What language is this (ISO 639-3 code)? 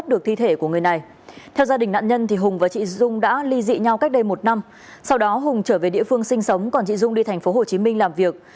vie